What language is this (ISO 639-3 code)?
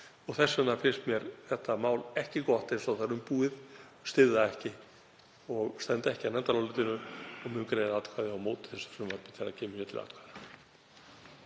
isl